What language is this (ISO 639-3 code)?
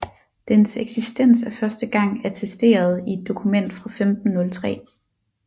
dan